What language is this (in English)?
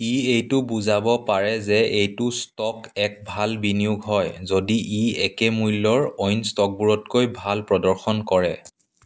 Assamese